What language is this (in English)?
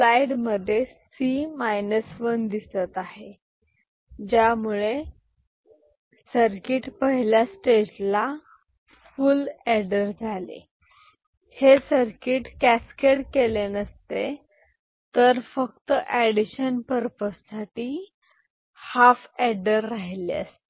Marathi